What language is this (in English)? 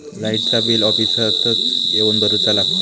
Marathi